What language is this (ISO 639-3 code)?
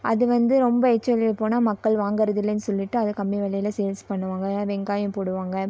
tam